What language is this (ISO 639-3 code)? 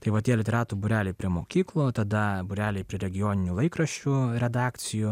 lit